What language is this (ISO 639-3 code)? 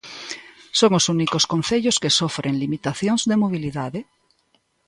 glg